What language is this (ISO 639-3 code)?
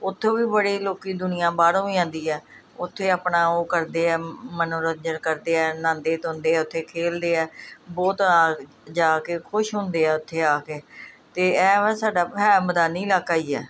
pan